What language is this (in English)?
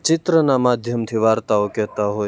Gujarati